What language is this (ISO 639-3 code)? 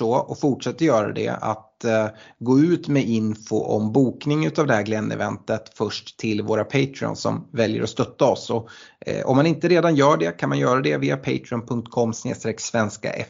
swe